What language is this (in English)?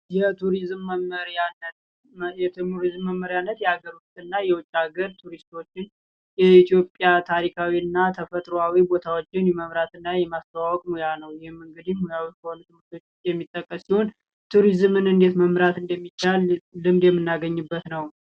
Amharic